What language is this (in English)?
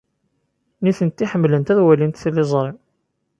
Kabyle